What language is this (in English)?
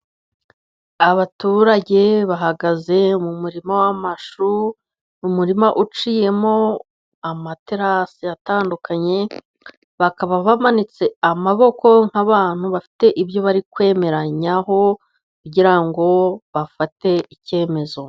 Kinyarwanda